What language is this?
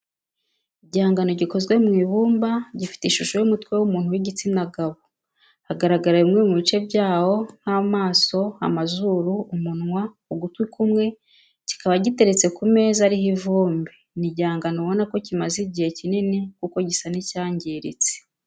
Kinyarwanda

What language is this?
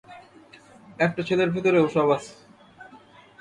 Bangla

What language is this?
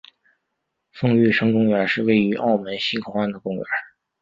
Chinese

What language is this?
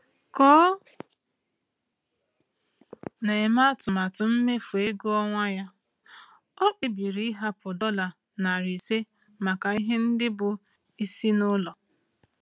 Igbo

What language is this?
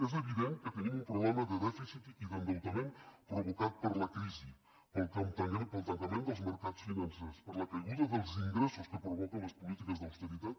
Catalan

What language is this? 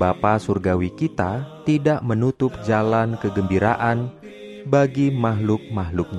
Indonesian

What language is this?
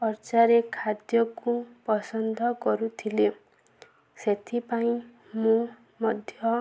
Odia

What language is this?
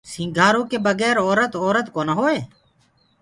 Gurgula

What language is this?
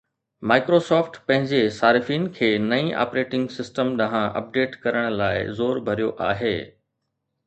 Sindhi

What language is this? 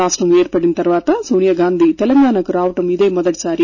Telugu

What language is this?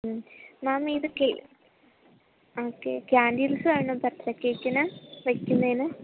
Malayalam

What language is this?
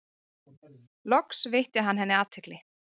Icelandic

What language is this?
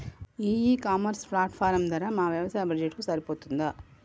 Telugu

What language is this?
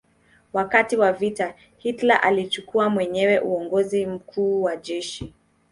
Swahili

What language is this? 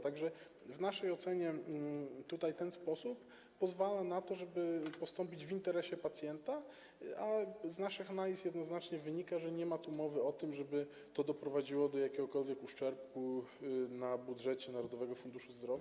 Polish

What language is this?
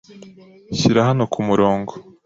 Kinyarwanda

